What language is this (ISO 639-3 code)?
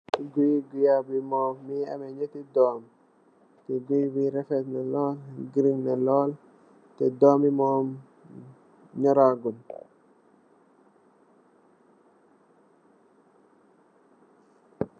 wol